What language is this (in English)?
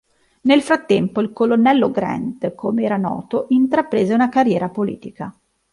Italian